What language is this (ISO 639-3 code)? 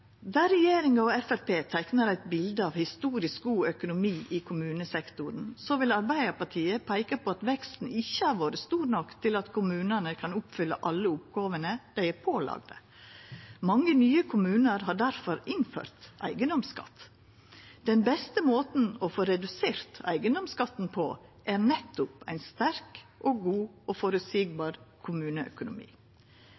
nno